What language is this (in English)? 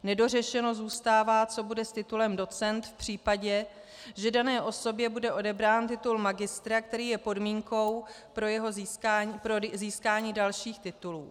Czech